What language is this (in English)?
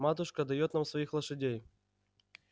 Russian